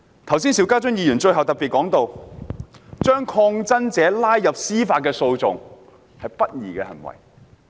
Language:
Cantonese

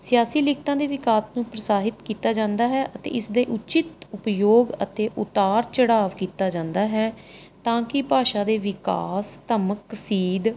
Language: Punjabi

